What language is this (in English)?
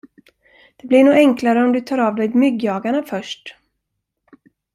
Swedish